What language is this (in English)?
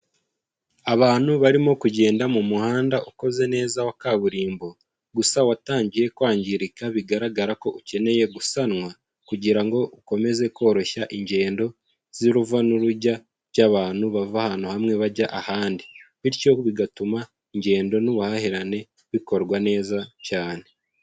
Kinyarwanda